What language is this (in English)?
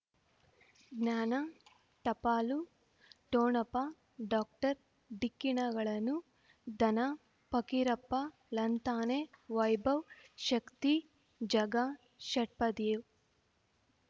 Kannada